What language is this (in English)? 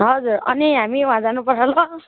Nepali